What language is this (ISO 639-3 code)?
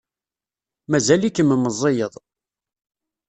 kab